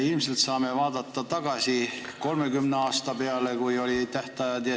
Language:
Estonian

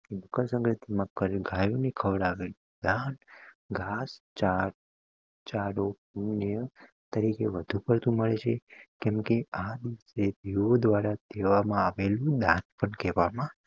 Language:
Gujarati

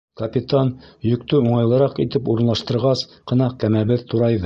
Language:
Bashkir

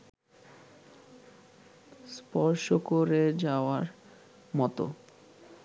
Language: Bangla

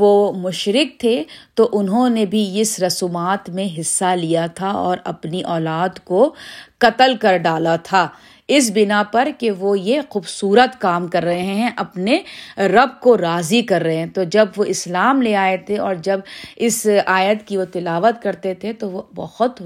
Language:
Urdu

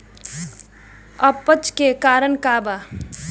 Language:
Bhojpuri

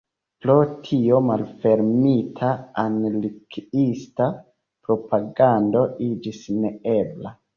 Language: Esperanto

